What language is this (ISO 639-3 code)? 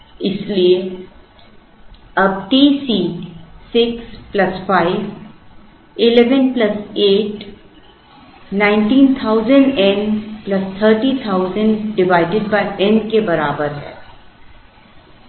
hin